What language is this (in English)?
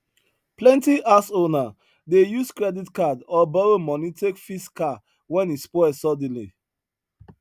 Nigerian Pidgin